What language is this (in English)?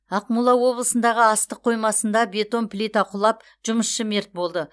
Kazakh